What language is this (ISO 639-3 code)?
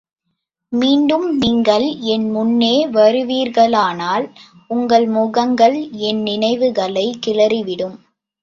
tam